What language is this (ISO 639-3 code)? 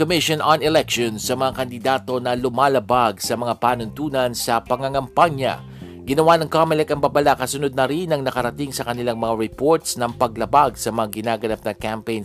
fil